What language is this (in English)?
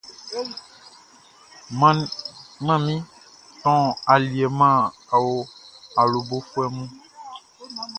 Baoulé